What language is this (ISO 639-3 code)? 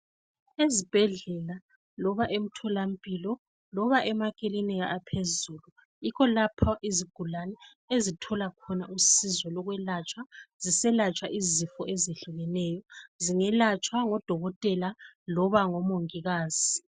nde